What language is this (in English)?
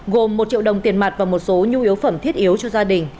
Vietnamese